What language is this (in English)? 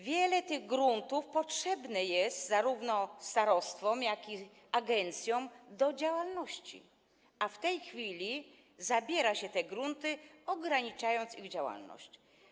Polish